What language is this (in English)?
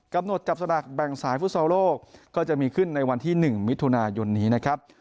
Thai